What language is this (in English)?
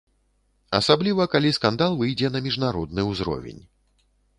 Belarusian